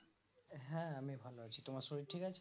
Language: Bangla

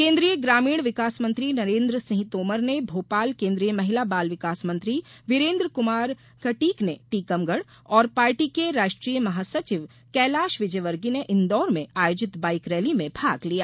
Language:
Hindi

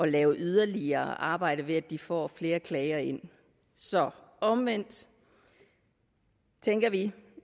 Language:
Danish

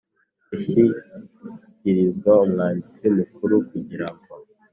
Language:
Kinyarwanda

